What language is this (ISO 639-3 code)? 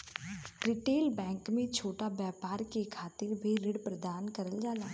bho